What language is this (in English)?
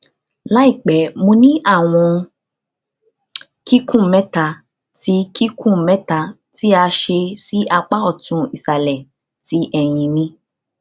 Yoruba